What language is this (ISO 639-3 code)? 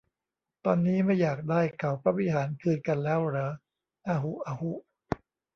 tha